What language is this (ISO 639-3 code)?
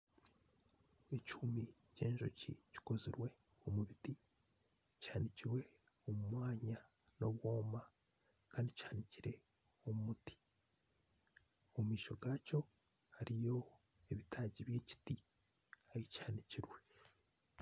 nyn